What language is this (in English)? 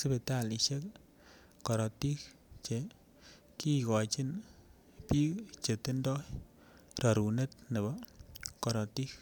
Kalenjin